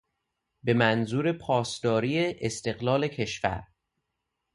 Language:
Persian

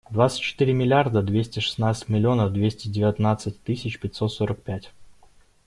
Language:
Russian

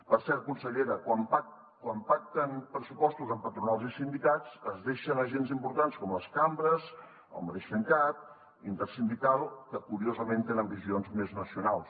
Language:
Catalan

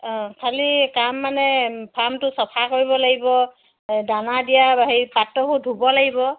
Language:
Assamese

